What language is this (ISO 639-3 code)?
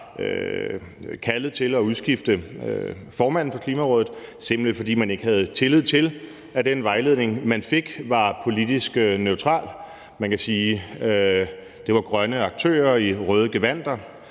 dan